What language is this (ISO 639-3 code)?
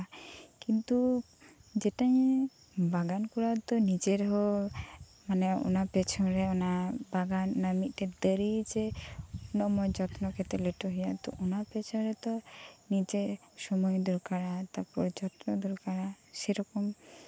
sat